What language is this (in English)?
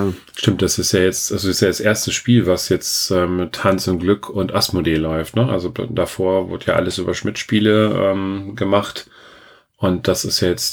German